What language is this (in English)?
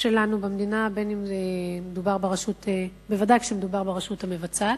Hebrew